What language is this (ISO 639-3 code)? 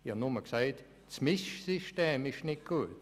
gsw